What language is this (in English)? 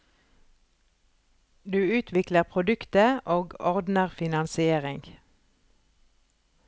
Norwegian